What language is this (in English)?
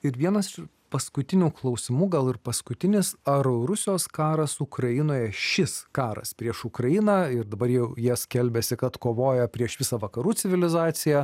Lithuanian